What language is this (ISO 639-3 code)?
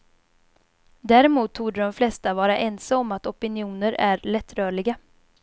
swe